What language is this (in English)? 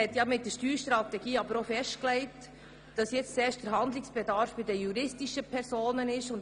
Swiss German